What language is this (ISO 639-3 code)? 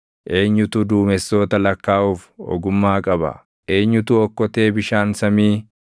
orm